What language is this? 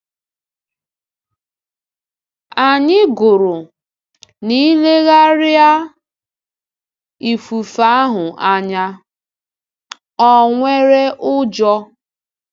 Igbo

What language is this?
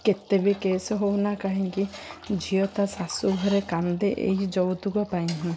Odia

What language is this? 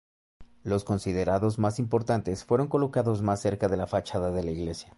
Spanish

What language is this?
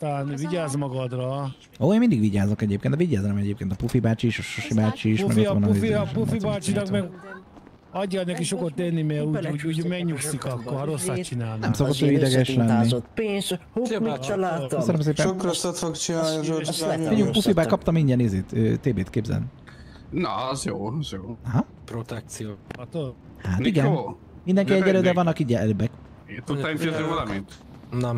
Hungarian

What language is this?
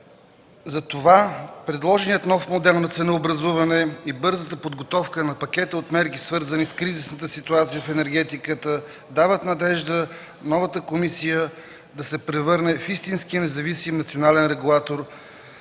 Bulgarian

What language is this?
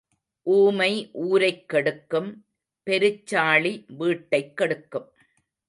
Tamil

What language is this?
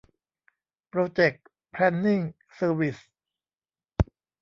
Thai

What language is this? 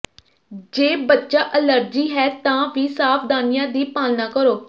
Punjabi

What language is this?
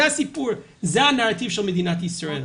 Hebrew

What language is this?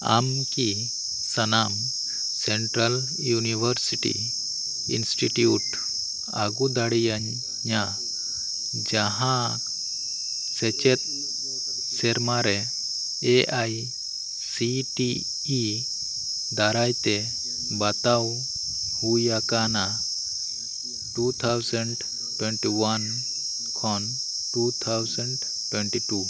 Santali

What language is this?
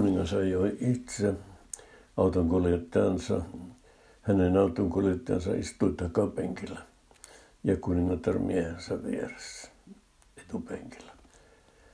Finnish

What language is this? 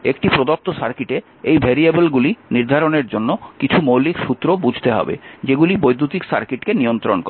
Bangla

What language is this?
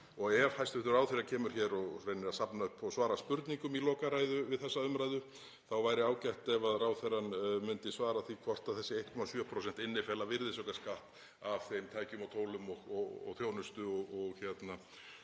Icelandic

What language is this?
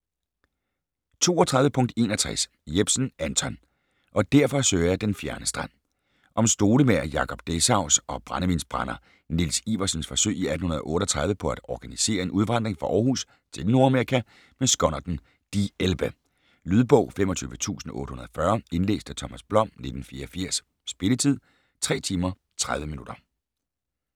Danish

